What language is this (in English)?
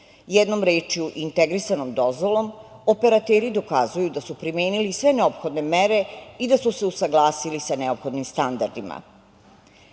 Serbian